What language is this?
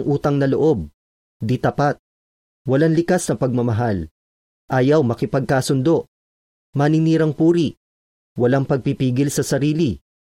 Filipino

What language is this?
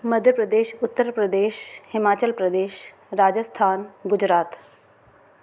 Sindhi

